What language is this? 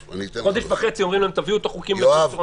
Hebrew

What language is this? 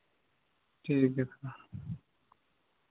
Santali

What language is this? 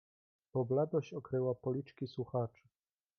Polish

